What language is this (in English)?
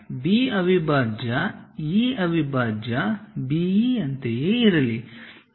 Kannada